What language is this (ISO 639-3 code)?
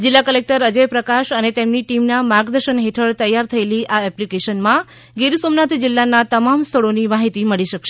guj